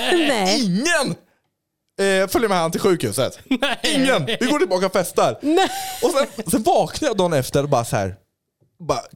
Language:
Swedish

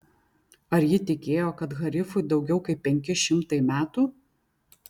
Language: Lithuanian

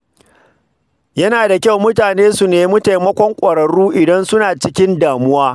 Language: Hausa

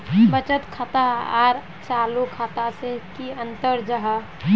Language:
Magahi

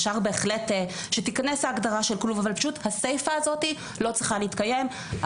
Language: Hebrew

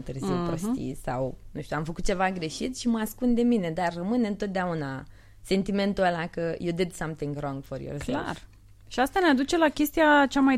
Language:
Romanian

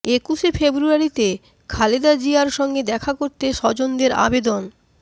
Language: Bangla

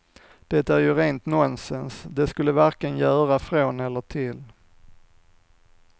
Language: Swedish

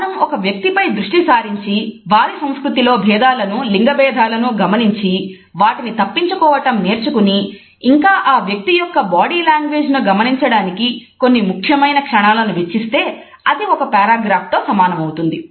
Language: Telugu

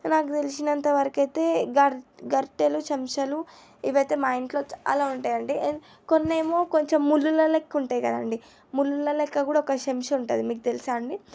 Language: Telugu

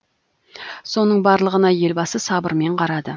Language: Kazakh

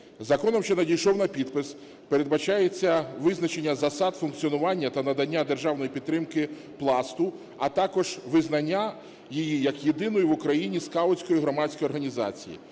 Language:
Ukrainian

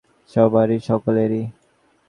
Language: Bangla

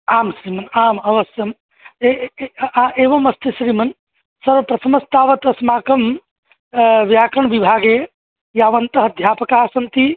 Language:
Sanskrit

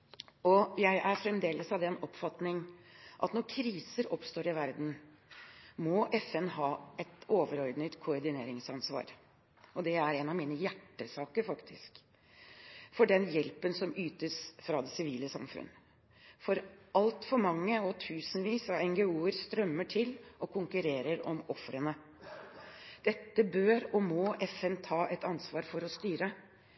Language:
Norwegian Bokmål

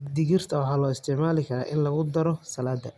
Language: Somali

